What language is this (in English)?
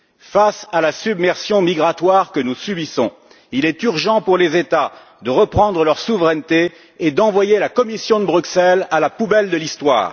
French